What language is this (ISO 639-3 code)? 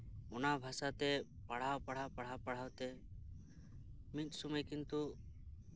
sat